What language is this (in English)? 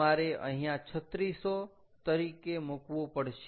Gujarati